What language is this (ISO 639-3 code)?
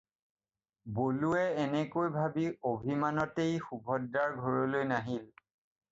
asm